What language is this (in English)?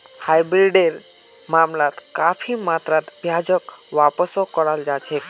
Magahi